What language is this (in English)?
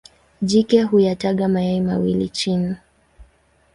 Swahili